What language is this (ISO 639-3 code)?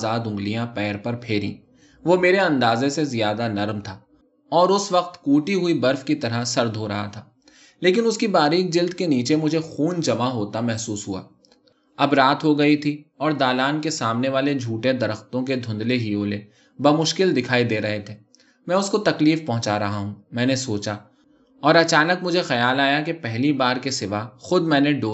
urd